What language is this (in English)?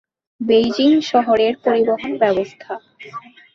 Bangla